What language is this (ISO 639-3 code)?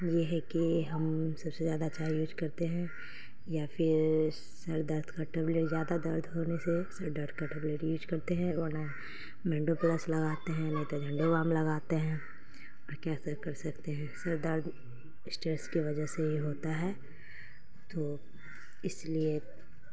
urd